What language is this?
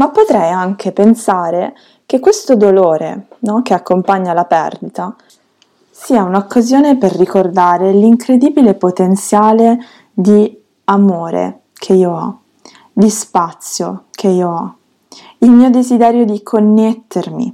Italian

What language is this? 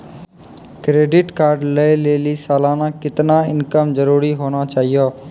Maithili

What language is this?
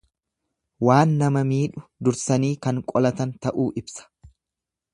Oromo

